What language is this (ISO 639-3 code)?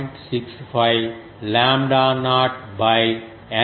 tel